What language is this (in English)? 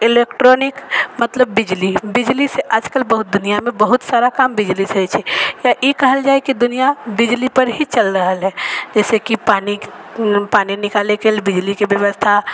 Maithili